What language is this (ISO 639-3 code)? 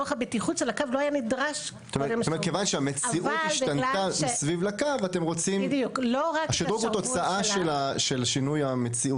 heb